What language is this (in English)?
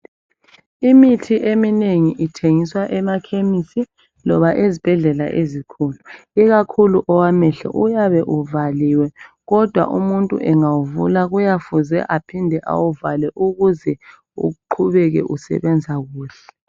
North Ndebele